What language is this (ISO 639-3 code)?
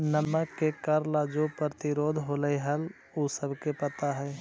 mag